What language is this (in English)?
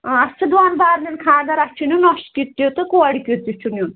Kashmiri